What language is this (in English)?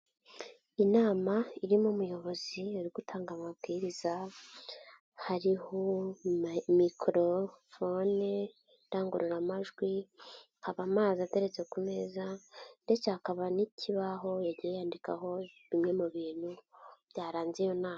Kinyarwanda